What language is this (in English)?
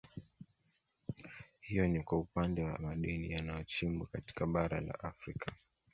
Swahili